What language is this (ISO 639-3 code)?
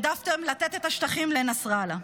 heb